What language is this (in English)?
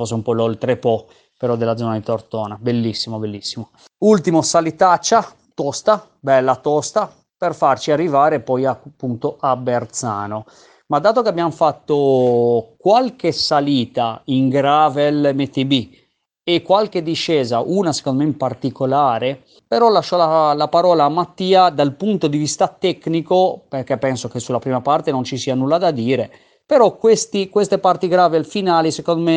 Italian